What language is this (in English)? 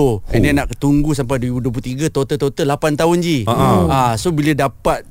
Malay